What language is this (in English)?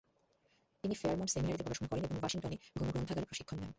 Bangla